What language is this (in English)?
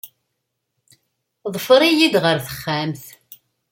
Kabyle